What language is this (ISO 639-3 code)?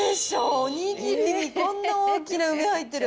jpn